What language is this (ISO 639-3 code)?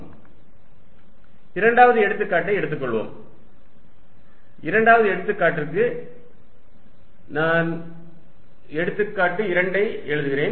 tam